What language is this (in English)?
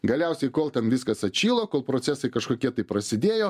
Lithuanian